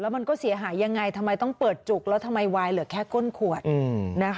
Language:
Thai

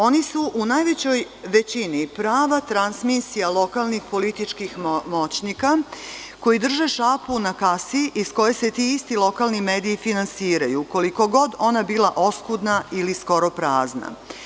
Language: Serbian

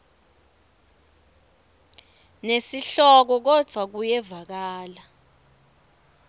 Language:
Swati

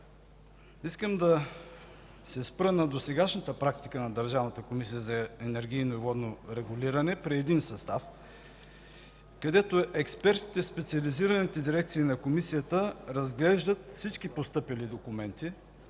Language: Bulgarian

